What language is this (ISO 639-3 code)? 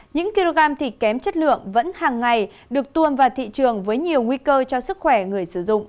vie